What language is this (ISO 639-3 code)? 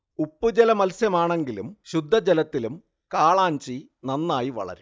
mal